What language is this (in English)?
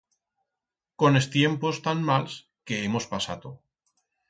Aragonese